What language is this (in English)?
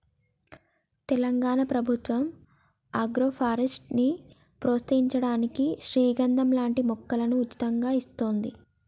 Telugu